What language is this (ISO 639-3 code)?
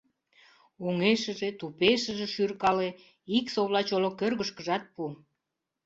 chm